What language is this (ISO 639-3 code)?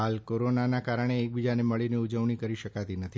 guj